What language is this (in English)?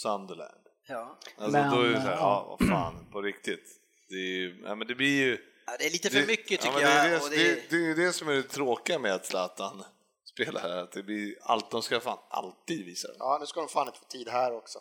Swedish